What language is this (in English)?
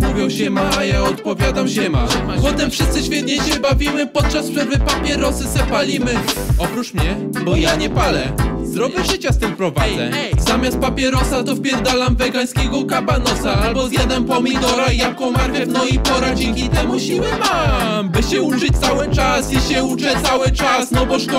Polish